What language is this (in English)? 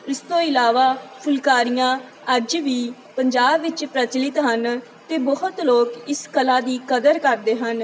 Punjabi